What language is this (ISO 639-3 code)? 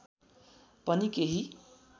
nep